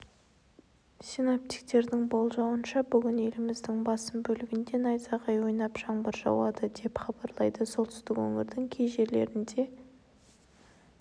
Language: Kazakh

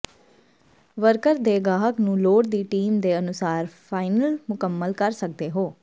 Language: Punjabi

